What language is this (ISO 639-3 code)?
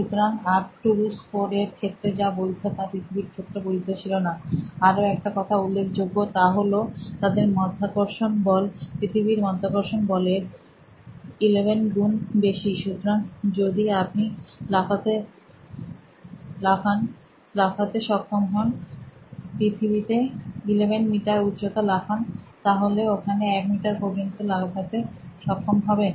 ben